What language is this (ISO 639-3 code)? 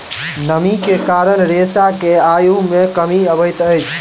mai